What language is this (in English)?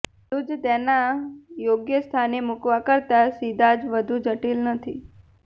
Gujarati